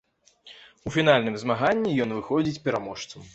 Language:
Belarusian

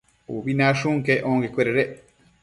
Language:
Matsés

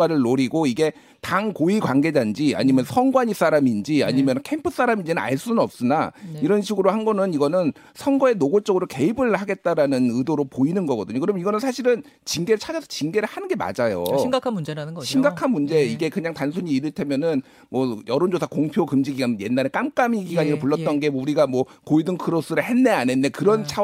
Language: Korean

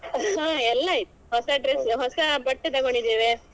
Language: Kannada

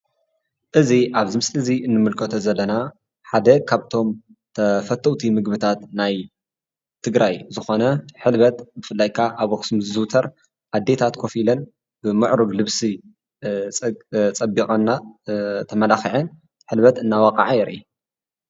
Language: Tigrinya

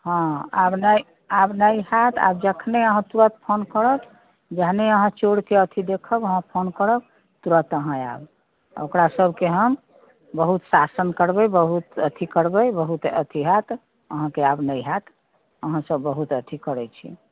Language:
Maithili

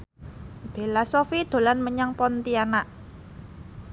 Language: Javanese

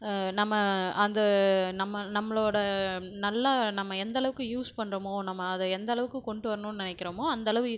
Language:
Tamil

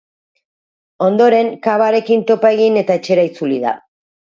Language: Basque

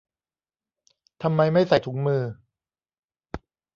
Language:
Thai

